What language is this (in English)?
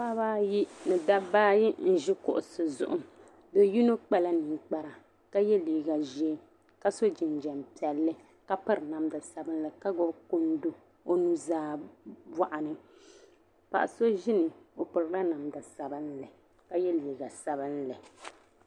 Dagbani